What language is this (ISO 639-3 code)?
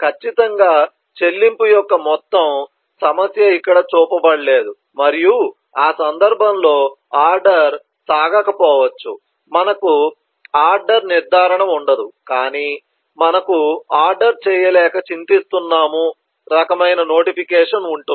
tel